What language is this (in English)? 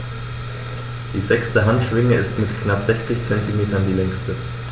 German